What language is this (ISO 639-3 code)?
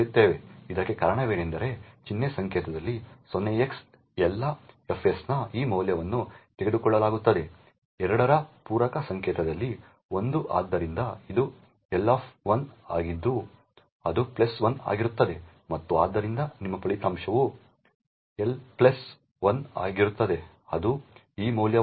kan